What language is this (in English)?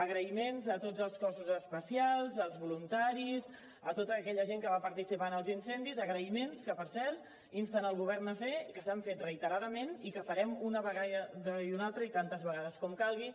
Catalan